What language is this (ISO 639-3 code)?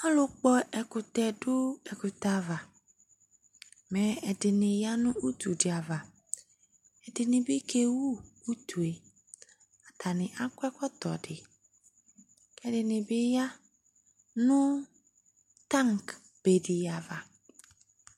kpo